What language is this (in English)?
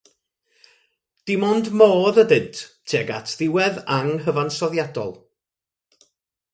Welsh